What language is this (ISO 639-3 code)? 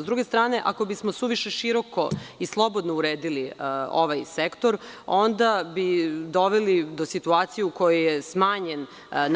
srp